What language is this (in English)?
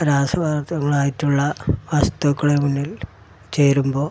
Malayalam